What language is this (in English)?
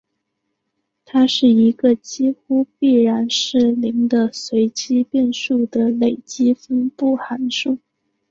Chinese